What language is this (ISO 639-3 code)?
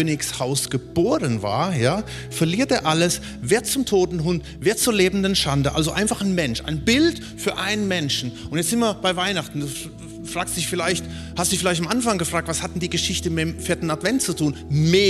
deu